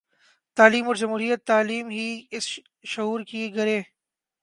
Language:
Urdu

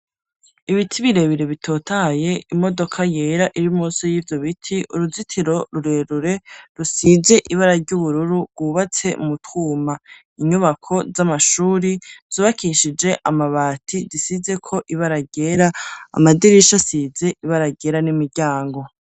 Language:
Rundi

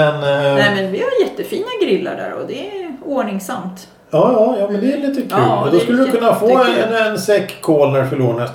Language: Swedish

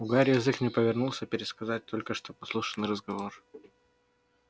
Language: Russian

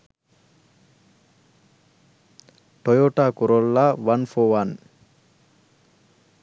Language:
Sinhala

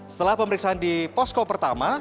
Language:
Indonesian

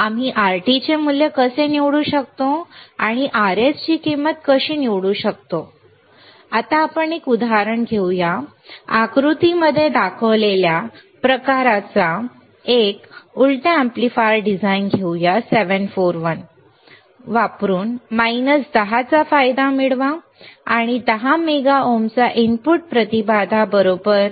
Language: Marathi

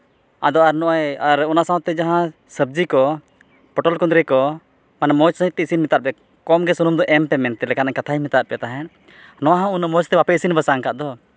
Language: Santali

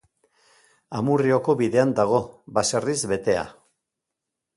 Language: Basque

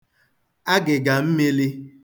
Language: Igbo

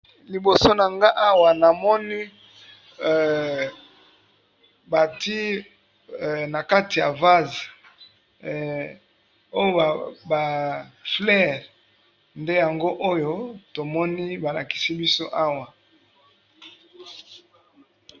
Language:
Lingala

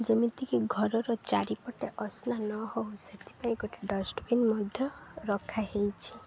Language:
Odia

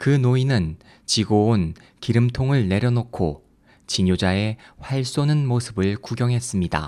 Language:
Korean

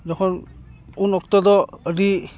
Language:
Santali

